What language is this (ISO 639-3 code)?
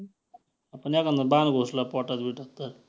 mar